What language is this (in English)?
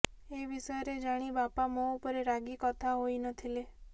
Odia